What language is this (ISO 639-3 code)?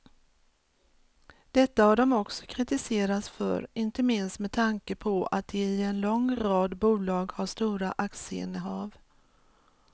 swe